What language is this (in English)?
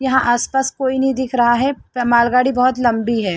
Hindi